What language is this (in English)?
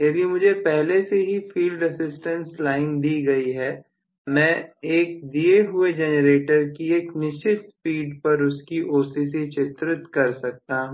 Hindi